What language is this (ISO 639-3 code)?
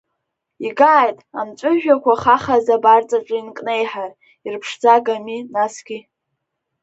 abk